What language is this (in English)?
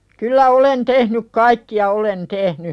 Finnish